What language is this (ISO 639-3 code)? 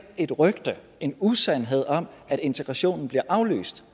dan